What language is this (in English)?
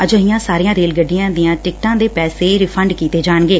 Punjabi